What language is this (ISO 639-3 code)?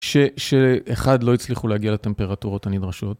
heb